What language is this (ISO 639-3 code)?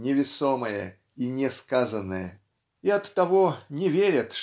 rus